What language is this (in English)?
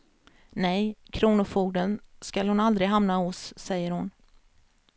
Swedish